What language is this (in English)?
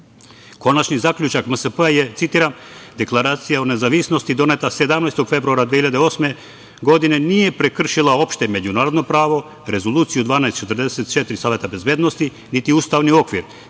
Serbian